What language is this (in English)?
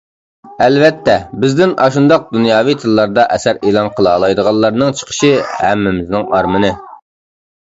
Uyghur